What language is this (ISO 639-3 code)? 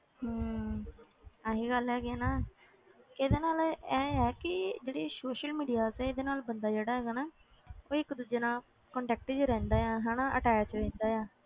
pan